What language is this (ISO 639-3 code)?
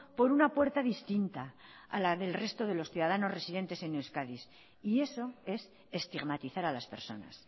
spa